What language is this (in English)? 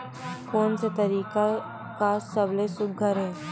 Chhattisgarhi